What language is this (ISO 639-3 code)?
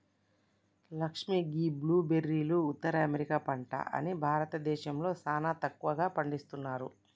tel